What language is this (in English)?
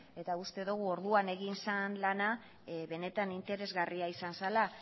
Basque